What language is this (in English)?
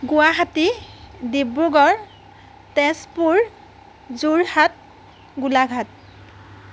Assamese